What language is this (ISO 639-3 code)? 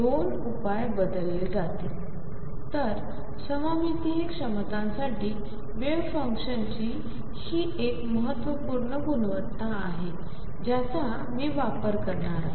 mar